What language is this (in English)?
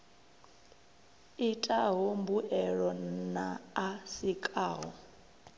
Venda